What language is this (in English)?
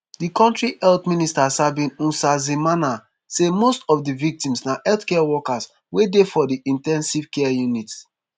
Nigerian Pidgin